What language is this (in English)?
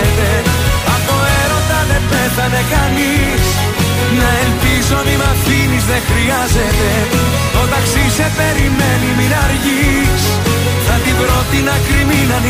Greek